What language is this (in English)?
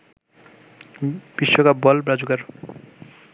Bangla